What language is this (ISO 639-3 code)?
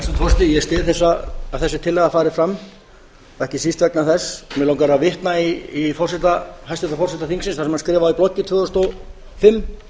isl